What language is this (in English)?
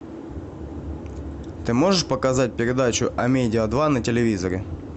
Russian